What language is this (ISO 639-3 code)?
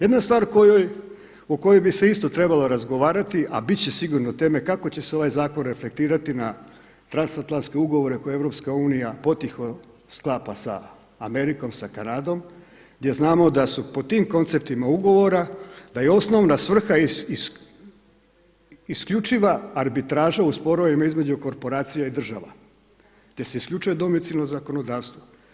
hrv